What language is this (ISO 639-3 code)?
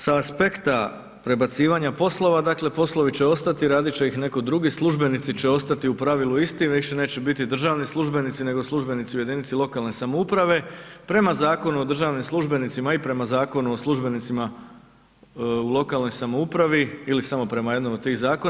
hrv